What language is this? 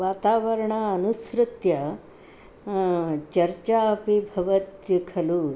Sanskrit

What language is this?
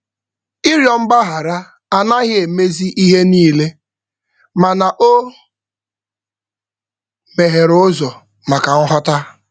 Igbo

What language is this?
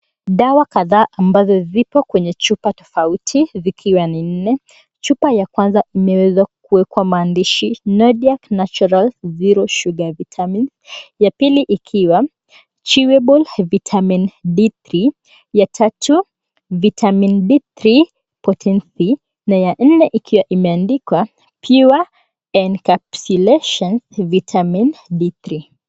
Swahili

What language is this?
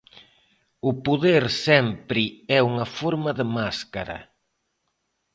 Galician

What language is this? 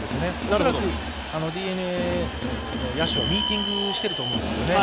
Japanese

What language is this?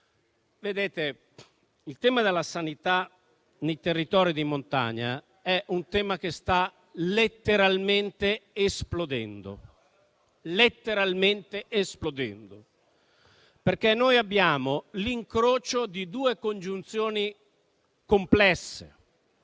Italian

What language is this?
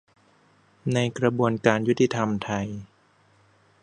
Thai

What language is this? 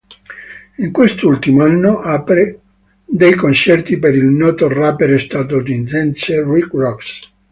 Italian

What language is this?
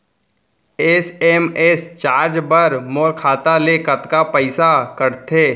Chhattisgarhi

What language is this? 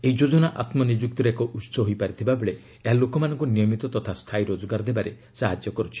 Odia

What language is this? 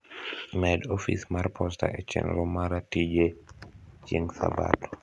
Luo (Kenya and Tanzania)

